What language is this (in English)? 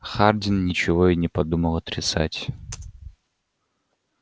Russian